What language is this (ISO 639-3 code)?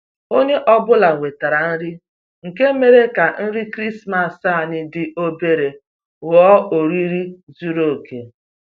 ibo